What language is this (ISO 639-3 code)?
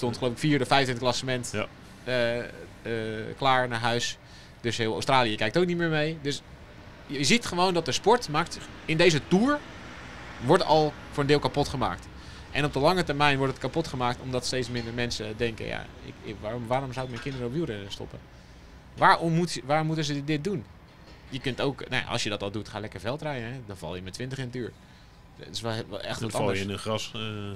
nld